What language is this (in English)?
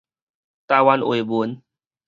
Min Nan Chinese